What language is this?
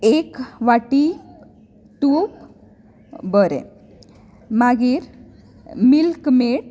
Konkani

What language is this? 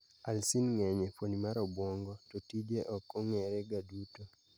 Luo (Kenya and Tanzania)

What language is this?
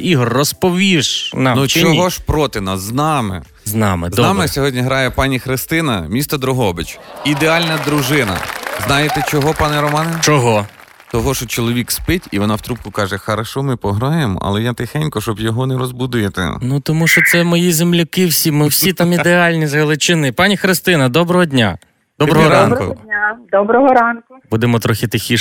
Ukrainian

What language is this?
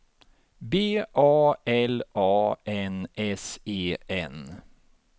Swedish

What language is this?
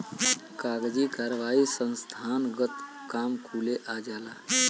Bhojpuri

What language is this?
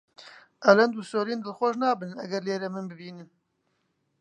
Central Kurdish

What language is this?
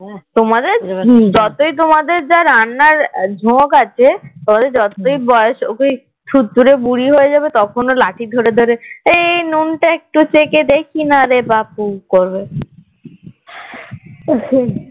Bangla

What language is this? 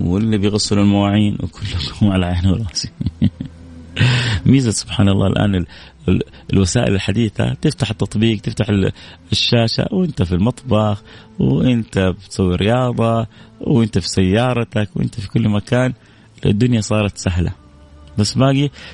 Arabic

